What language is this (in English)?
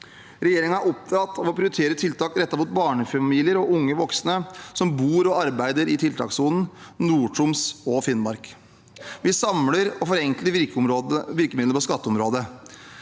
Norwegian